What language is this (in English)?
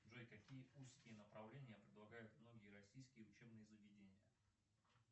Russian